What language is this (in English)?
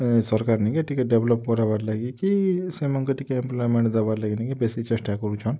Odia